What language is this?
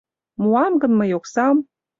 Mari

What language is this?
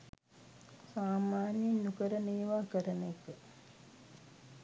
Sinhala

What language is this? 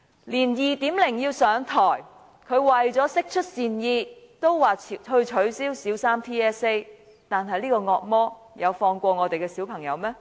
Cantonese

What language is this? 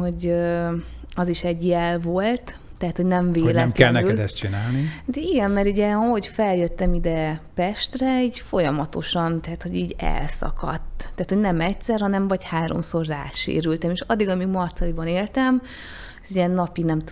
Hungarian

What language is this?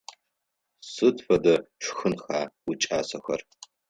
Adyghe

